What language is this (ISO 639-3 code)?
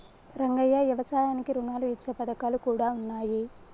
tel